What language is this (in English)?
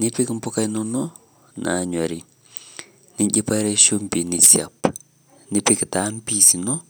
Masai